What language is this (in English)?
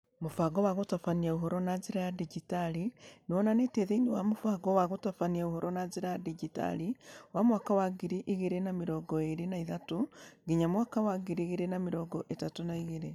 Kikuyu